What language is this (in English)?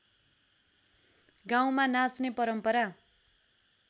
Nepali